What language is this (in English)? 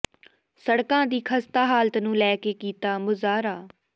Punjabi